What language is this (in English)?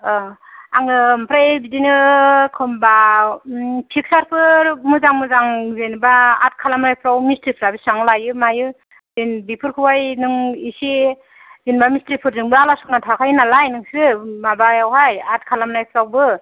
Bodo